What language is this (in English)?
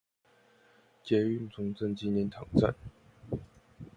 Chinese